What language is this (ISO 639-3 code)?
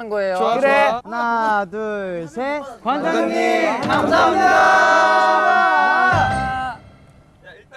kor